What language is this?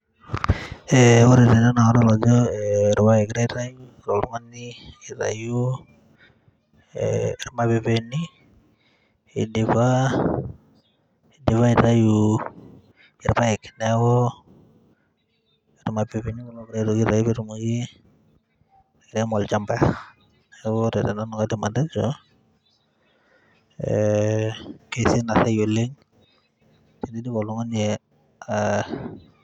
Masai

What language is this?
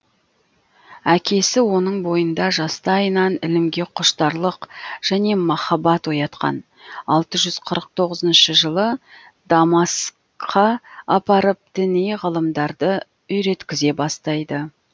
Kazakh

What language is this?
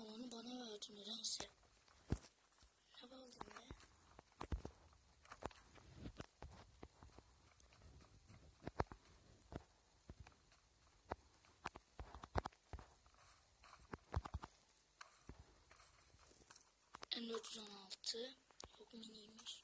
Turkish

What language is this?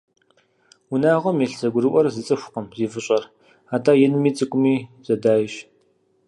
Kabardian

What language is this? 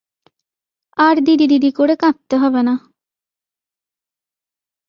Bangla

